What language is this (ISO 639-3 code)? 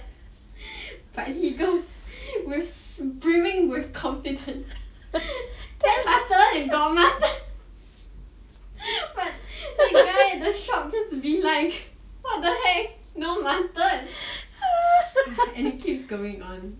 eng